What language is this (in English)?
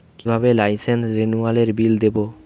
Bangla